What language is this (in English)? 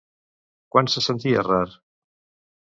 Catalan